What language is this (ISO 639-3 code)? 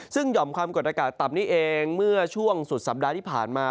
tha